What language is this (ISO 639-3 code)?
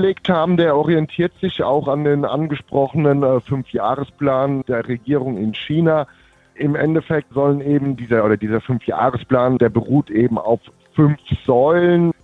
deu